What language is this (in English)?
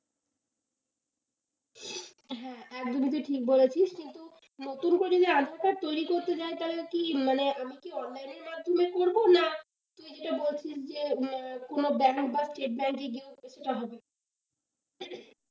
Bangla